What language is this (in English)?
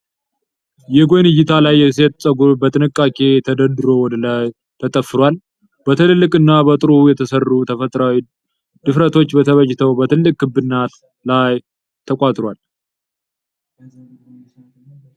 Amharic